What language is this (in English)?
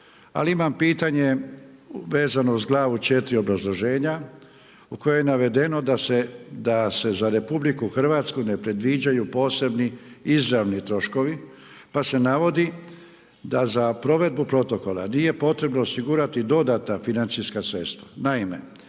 Croatian